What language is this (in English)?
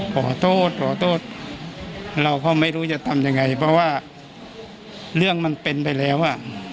Thai